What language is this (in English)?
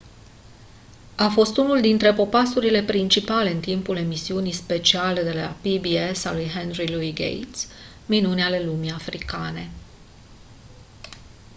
Romanian